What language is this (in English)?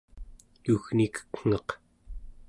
Central Yupik